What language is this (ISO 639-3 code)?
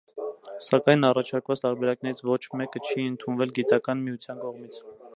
hye